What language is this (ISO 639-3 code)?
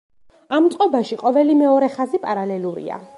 kat